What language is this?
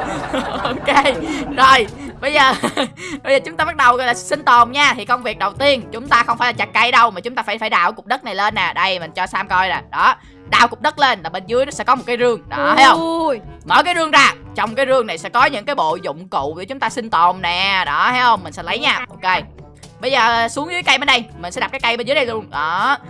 Vietnamese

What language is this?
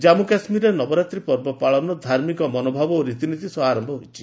Odia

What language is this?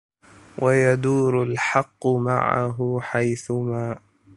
Arabic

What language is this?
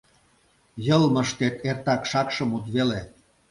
Mari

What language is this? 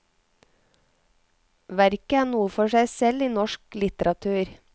Norwegian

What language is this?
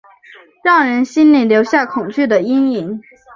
Chinese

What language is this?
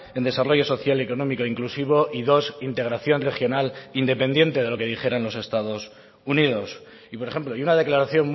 Spanish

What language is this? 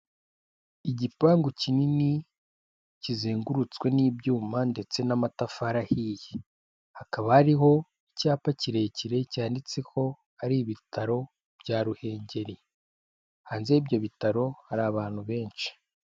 Kinyarwanda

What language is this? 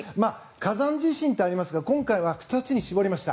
Japanese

